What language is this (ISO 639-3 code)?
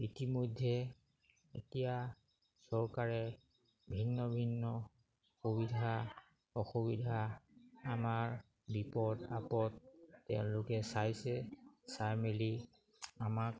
asm